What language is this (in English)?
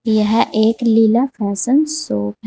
Hindi